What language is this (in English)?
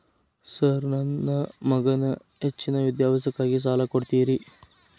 Kannada